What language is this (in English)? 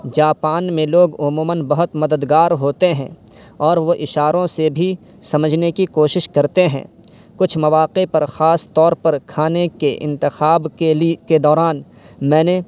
Urdu